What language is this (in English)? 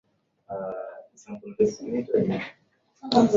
Swahili